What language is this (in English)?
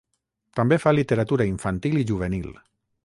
Catalan